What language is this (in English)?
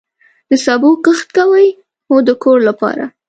Pashto